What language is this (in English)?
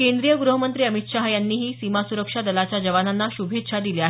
Marathi